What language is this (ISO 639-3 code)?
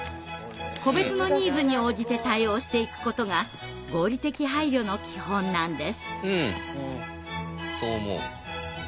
jpn